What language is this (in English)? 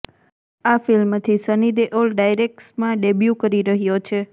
Gujarati